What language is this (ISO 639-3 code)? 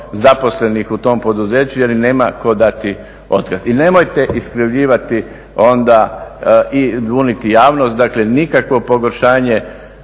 hrv